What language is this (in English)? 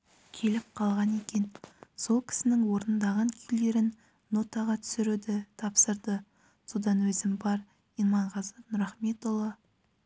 Kazakh